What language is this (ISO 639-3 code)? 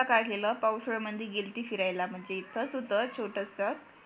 mar